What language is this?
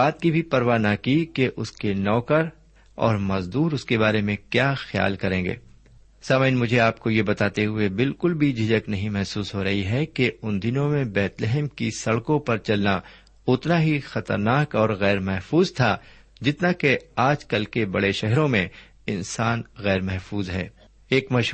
Urdu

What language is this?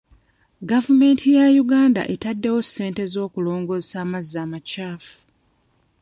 Ganda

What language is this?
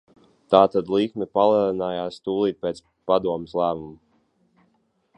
Latvian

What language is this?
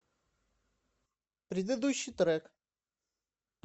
Russian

